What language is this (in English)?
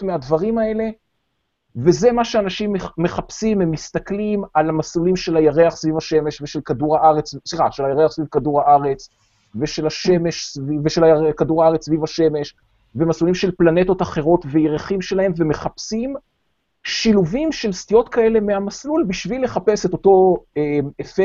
Hebrew